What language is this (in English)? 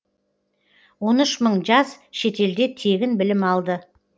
Kazakh